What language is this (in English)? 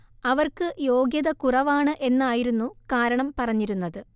Malayalam